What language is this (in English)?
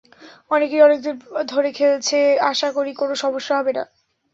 Bangla